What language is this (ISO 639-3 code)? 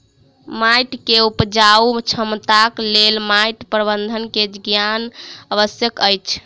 mai